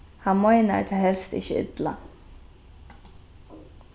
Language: Faroese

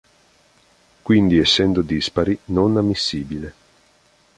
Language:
Italian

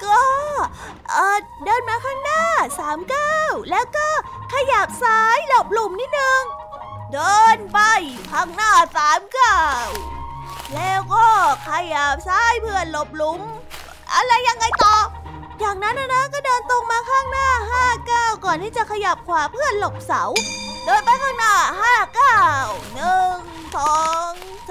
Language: Thai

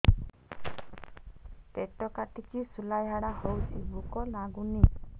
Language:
Odia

